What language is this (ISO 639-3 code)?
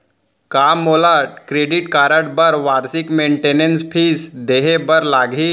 hne